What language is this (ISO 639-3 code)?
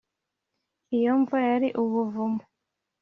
kin